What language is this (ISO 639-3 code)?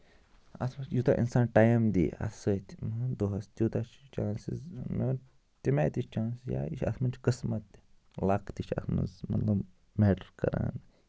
kas